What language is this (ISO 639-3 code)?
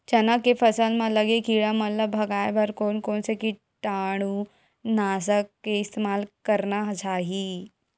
hne